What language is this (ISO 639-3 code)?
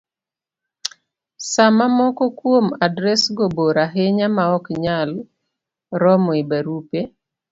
luo